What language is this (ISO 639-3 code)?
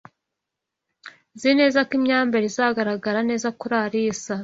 kin